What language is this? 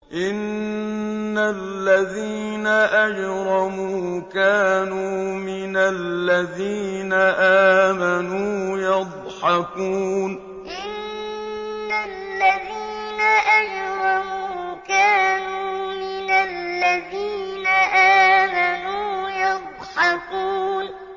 Arabic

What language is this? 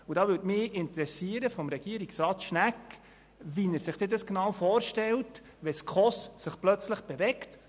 Swiss German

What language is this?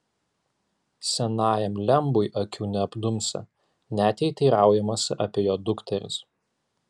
Lithuanian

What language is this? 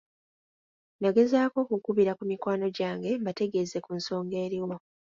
Ganda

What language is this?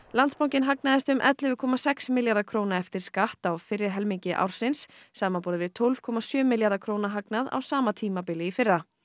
Icelandic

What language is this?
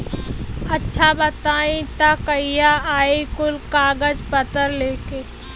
Bhojpuri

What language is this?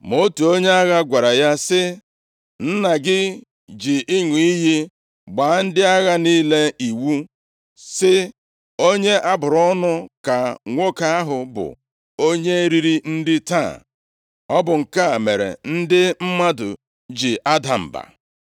Igbo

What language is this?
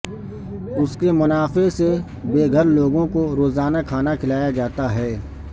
Urdu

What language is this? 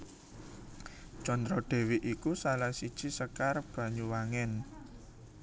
Javanese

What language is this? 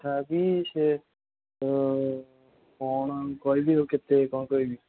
Odia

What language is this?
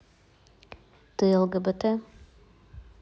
Russian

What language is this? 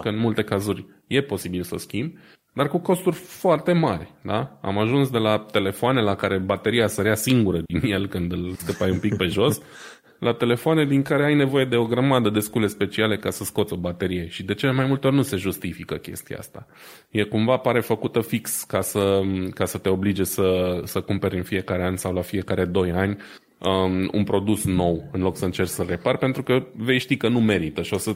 Romanian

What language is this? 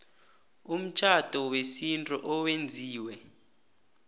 South Ndebele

